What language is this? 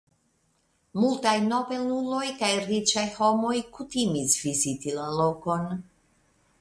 Esperanto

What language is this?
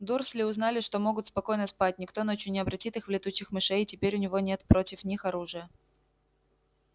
Russian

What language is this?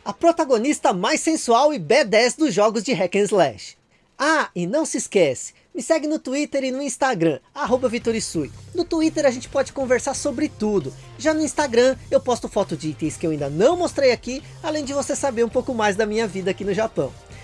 Portuguese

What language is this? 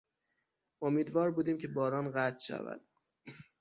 Persian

